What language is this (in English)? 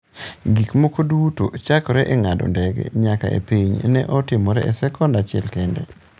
Luo (Kenya and Tanzania)